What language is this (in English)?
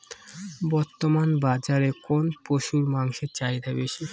Bangla